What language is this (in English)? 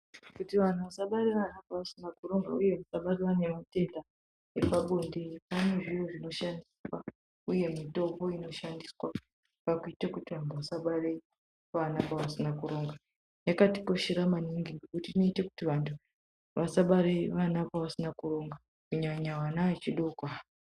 Ndau